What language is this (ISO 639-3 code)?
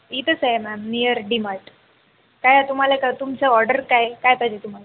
mar